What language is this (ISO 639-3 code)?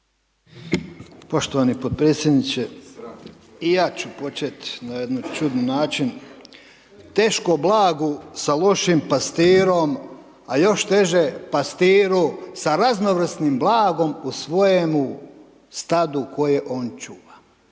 hrv